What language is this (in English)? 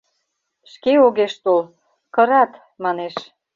Mari